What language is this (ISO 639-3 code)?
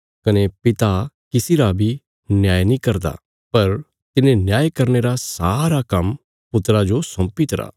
kfs